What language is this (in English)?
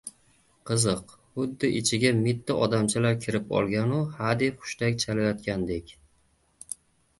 Uzbek